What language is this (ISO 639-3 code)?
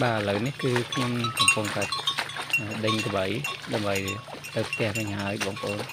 vie